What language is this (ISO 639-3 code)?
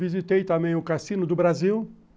por